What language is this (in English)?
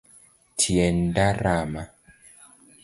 Luo (Kenya and Tanzania)